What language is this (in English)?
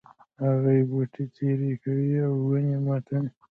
Pashto